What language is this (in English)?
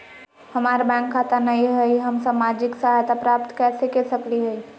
Magahi